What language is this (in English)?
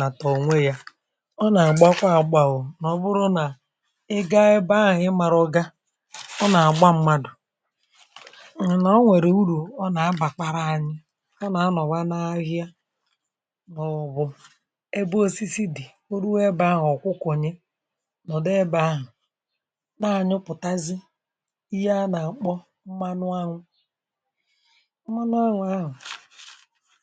Igbo